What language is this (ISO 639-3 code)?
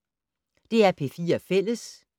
dan